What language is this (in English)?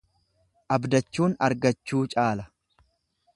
Oromo